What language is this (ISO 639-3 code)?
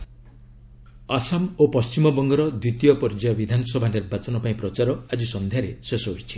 ori